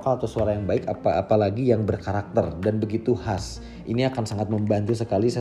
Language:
Indonesian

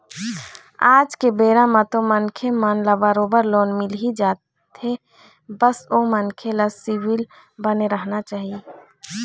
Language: Chhattisgarhi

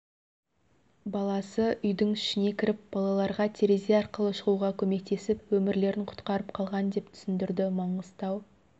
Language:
Kazakh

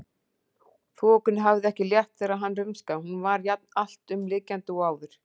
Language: Icelandic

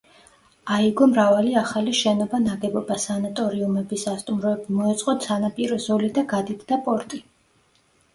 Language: Georgian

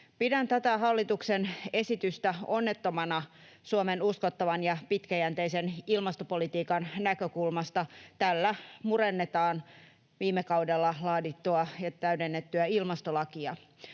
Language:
Finnish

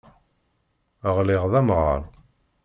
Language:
Kabyle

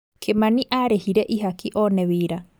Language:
Kikuyu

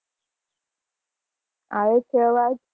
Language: Gujarati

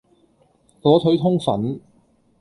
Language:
Cantonese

